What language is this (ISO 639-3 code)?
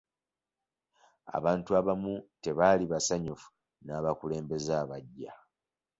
lug